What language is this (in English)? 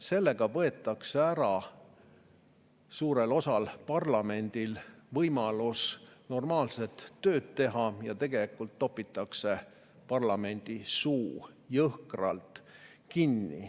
Estonian